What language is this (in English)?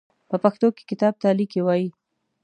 Pashto